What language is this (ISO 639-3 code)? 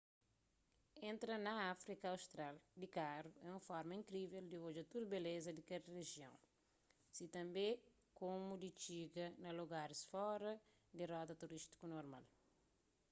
kea